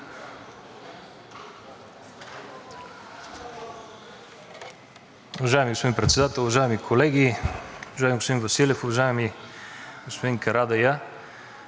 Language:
Bulgarian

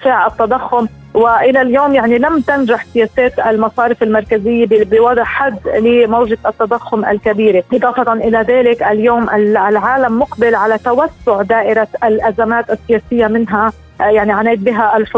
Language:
Arabic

